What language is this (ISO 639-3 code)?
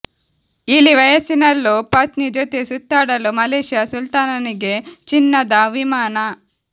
kan